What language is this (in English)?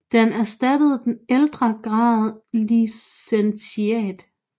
Danish